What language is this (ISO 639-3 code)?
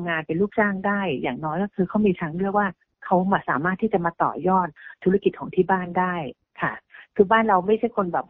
tha